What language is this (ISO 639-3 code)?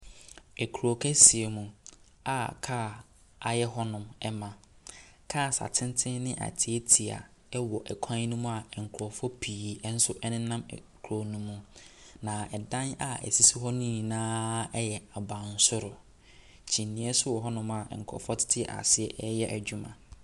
aka